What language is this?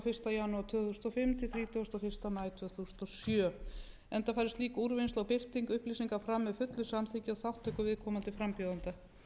Icelandic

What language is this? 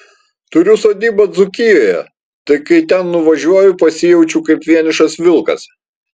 Lithuanian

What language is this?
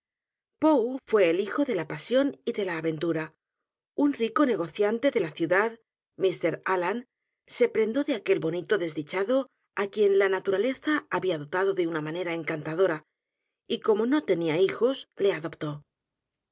Spanish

